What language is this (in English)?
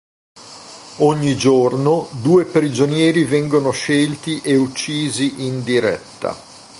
Italian